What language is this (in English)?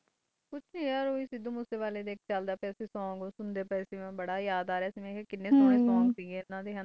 Punjabi